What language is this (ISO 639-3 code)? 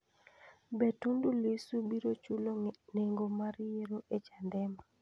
luo